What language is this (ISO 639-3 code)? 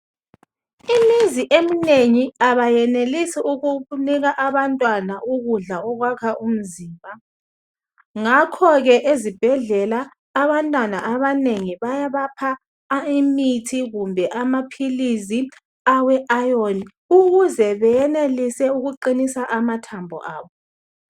nde